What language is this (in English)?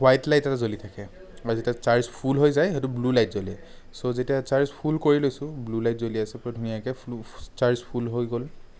Assamese